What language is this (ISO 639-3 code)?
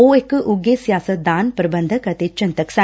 pan